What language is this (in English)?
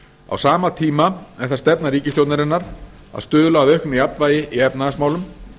Icelandic